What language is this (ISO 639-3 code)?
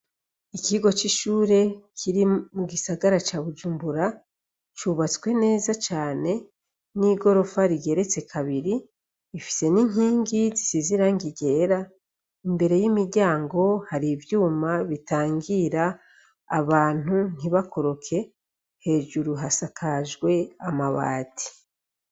run